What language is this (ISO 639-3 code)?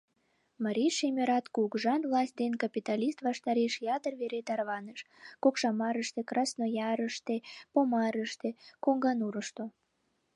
chm